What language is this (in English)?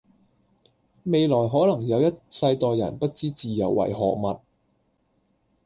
Cantonese